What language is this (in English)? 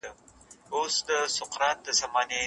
Pashto